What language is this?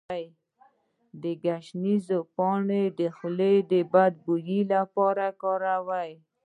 Pashto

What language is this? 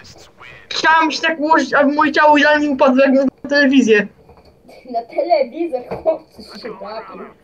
Polish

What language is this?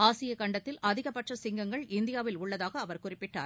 Tamil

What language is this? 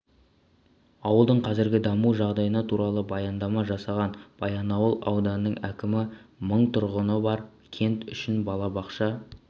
Kazakh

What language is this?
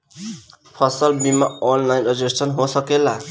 Bhojpuri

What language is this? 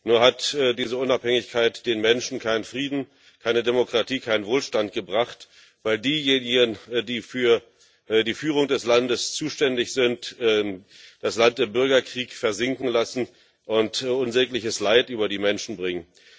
German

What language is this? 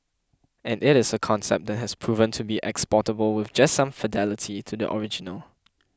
English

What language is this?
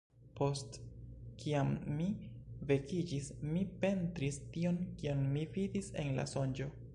Esperanto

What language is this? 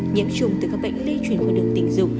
Vietnamese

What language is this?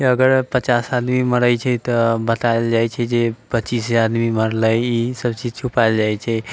Maithili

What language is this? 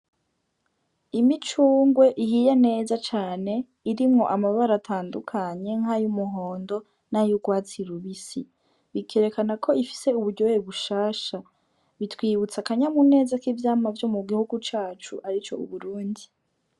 Rundi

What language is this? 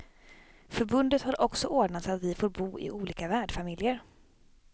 Swedish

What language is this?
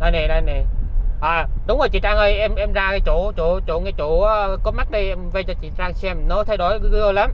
Vietnamese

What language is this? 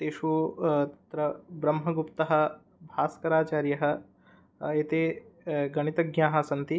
Sanskrit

